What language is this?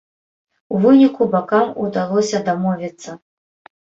Belarusian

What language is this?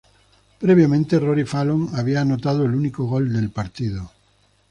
Spanish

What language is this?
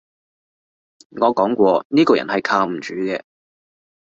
Cantonese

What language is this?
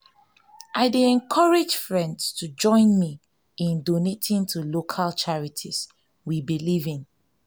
Nigerian Pidgin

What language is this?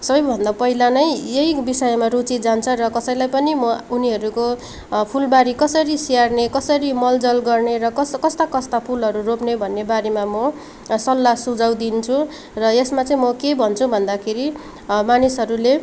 Nepali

